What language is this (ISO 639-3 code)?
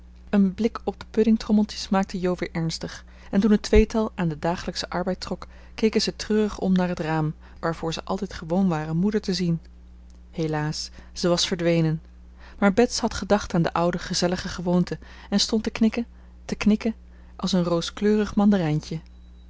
nld